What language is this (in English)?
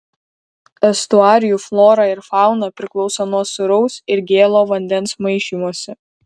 Lithuanian